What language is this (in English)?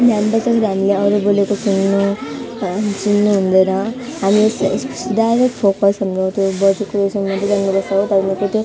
Nepali